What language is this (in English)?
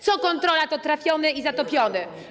Polish